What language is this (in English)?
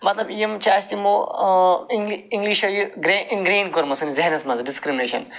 Kashmiri